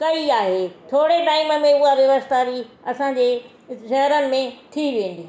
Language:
Sindhi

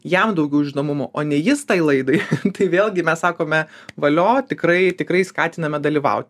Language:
Lithuanian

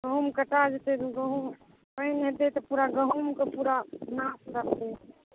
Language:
Maithili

